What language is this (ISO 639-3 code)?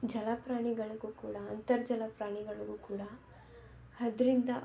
kan